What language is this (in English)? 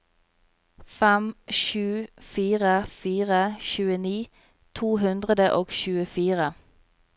Norwegian